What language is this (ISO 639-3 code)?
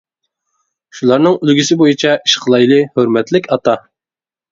uig